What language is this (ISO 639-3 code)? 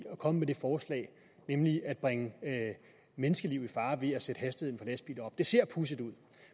dan